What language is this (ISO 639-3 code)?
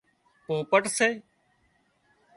kxp